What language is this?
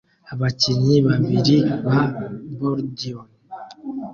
Kinyarwanda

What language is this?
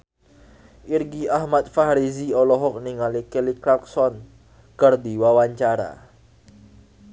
Sundanese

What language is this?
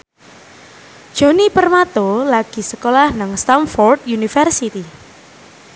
Javanese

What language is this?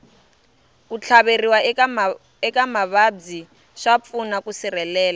Tsonga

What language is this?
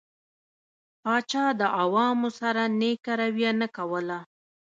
Pashto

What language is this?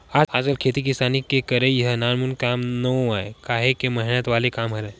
Chhattisgarhi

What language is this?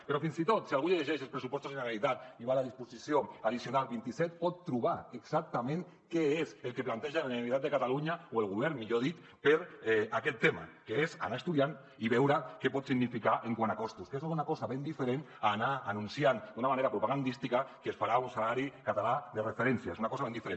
Catalan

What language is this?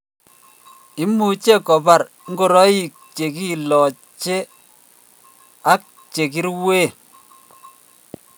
Kalenjin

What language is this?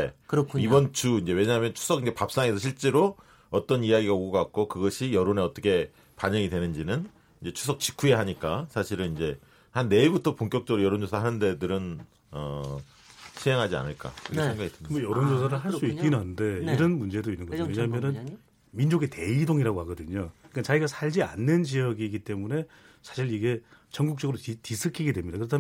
Korean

